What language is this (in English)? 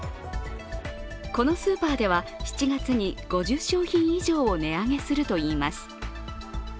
Japanese